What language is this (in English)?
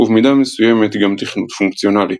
Hebrew